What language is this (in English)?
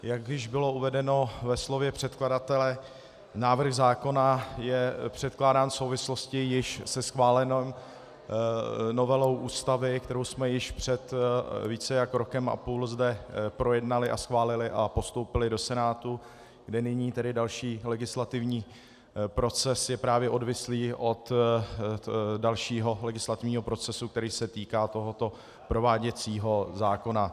Czech